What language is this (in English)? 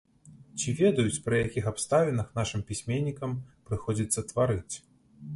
Belarusian